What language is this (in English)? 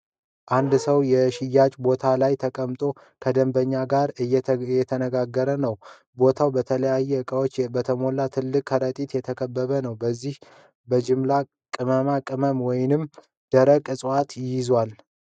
Amharic